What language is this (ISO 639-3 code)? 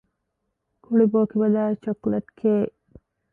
div